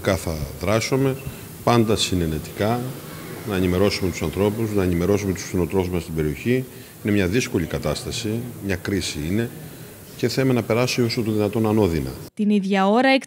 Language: Greek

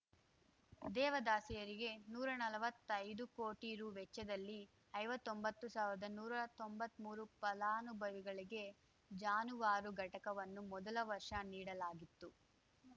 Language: Kannada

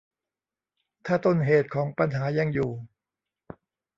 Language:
Thai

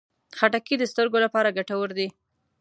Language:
Pashto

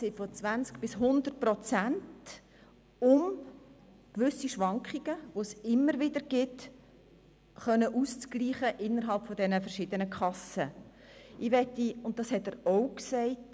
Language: Swiss German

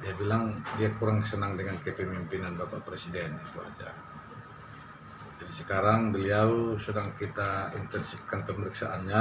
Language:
Indonesian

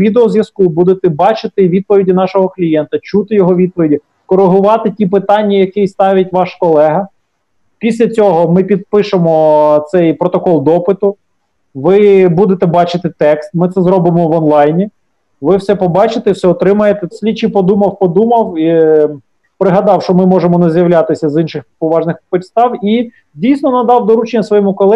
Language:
Ukrainian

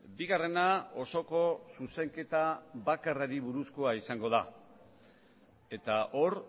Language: Basque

